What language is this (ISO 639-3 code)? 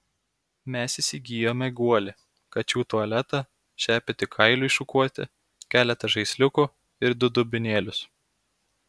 lit